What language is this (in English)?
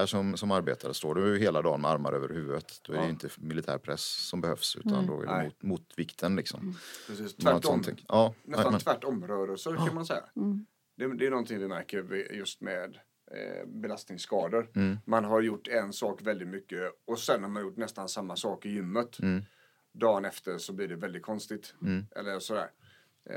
Swedish